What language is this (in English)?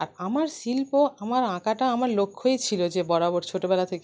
Bangla